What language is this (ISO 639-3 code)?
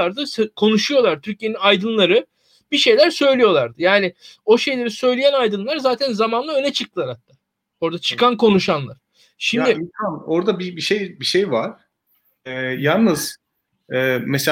tur